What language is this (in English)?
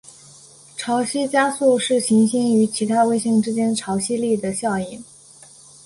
Chinese